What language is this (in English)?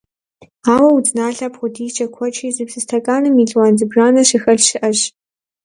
Kabardian